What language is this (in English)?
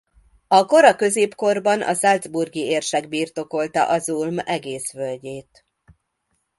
Hungarian